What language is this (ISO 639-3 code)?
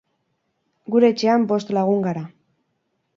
eus